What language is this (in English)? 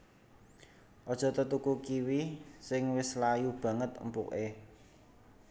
Javanese